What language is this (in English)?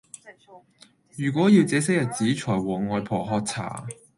Cantonese